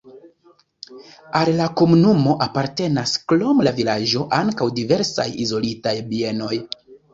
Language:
Esperanto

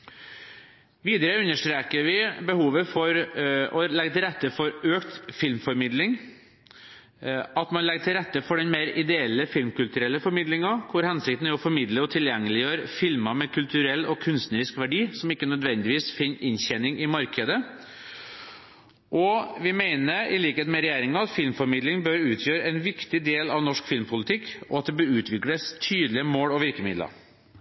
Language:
Norwegian Bokmål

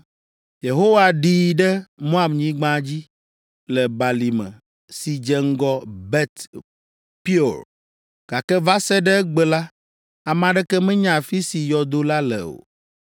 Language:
Ewe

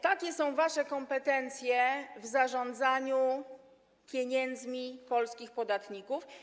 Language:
Polish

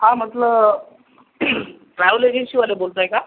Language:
Marathi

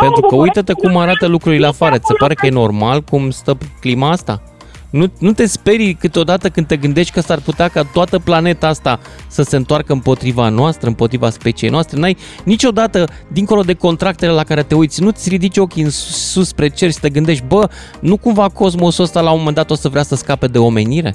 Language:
Romanian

